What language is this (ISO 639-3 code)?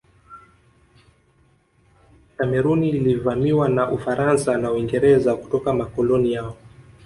swa